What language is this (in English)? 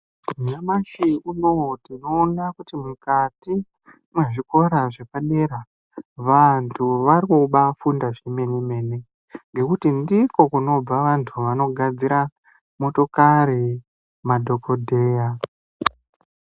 Ndau